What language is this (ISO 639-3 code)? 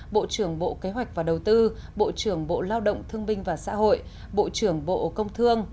vie